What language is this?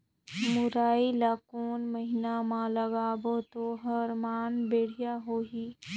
Chhattisgarhi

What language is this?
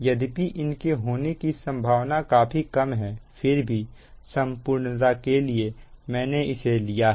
Hindi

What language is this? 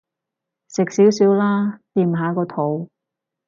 Cantonese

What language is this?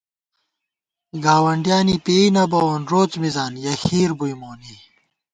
Gawar-Bati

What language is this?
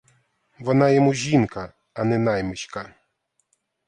Ukrainian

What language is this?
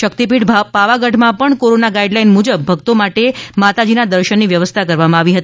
Gujarati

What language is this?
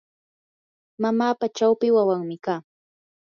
Yanahuanca Pasco Quechua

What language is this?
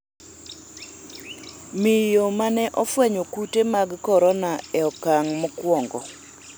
Luo (Kenya and Tanzania)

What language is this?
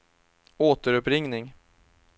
Swedish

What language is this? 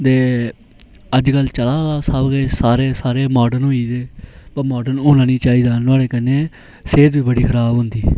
Dogri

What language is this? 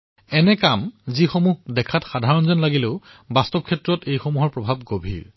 Assamese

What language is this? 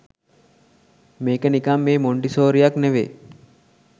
Sinhala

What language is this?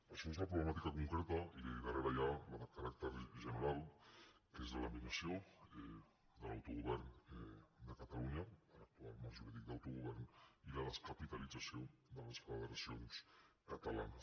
Catalan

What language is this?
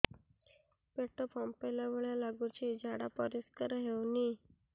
Odia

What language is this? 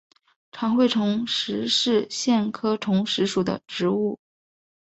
Chinese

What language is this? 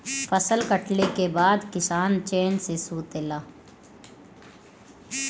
Bhojpuri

